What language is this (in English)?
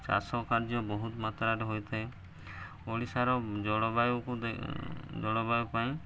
Odia